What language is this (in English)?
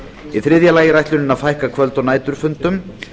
Icelandic